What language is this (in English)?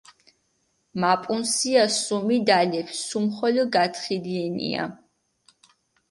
Mingrelian